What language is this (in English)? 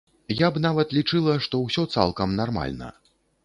Belarusian